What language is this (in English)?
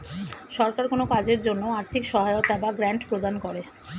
Bangla